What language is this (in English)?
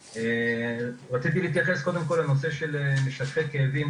Hebrew